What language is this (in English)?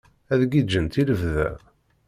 Kabyle